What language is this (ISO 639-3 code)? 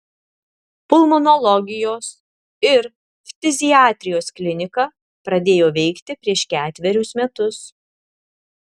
lit